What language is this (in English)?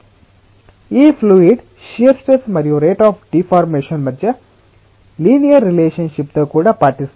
Telugu